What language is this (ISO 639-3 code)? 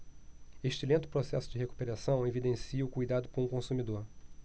por